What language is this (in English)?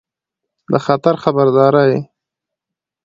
Pashto